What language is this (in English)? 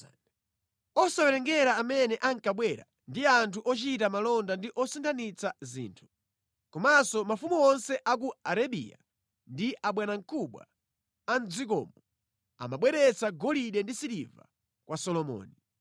Nyanja